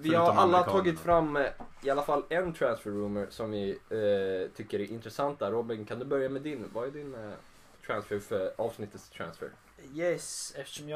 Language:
Swedish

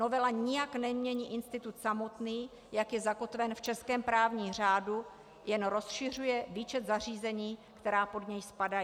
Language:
Czech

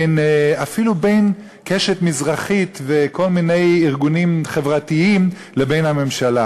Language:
Hebrew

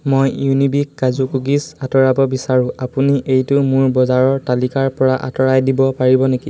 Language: Assamese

